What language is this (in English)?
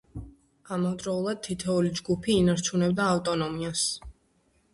Georgian